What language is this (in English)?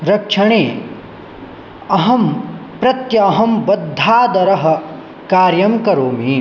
Sanskrit